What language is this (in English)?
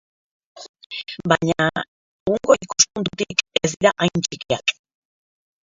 Basque